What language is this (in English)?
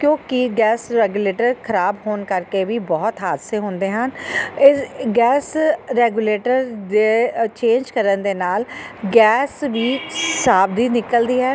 Punjabi